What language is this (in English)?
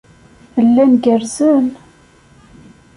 Kabyle